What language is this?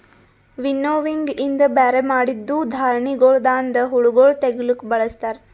Kannada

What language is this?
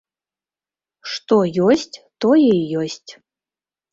Belarusian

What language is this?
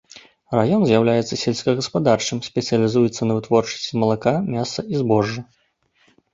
Belarusian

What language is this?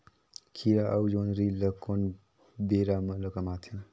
Chhattisgarhi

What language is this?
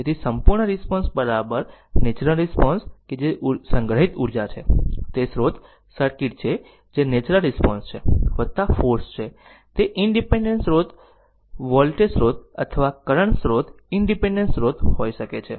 Gujarati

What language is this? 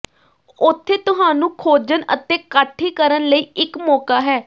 Punjabi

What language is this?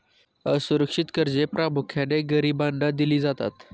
Marathi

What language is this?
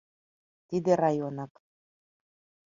Mari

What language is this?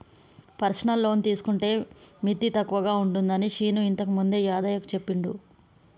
Telugu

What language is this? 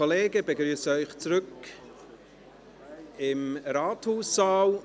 Swiss German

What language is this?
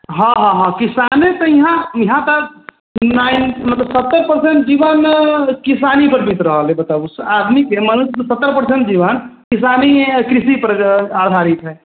Maithili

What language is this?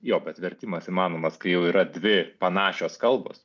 Lithuanian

